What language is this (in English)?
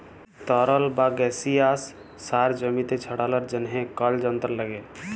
Bangla